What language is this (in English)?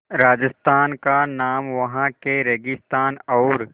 Hindi